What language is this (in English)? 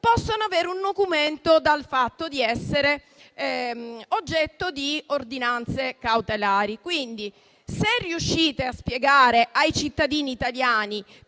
Italian